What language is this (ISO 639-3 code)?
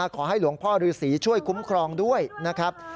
tha